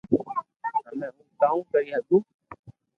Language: Loarki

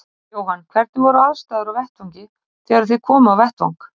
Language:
Icelandic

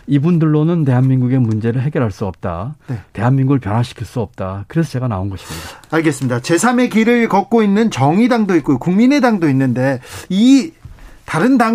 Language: Korean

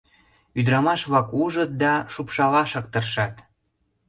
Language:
Mari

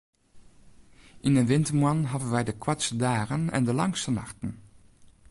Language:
Western Frisian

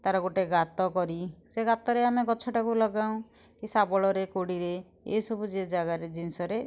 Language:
Odia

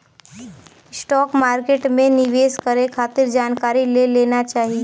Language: Bhojpuri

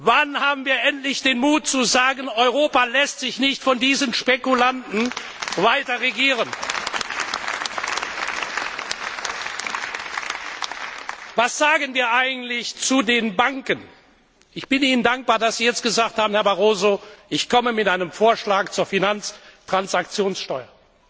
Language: German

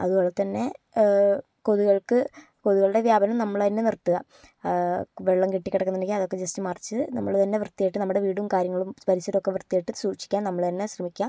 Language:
Malayalam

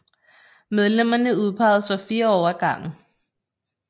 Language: Danish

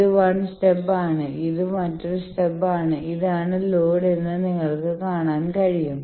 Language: Malayalam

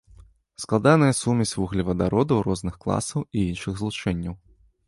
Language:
Belarusian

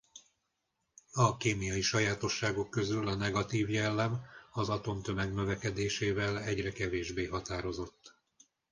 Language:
Hungarian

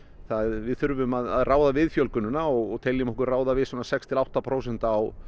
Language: Icelandic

